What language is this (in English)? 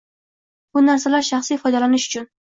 Uzbek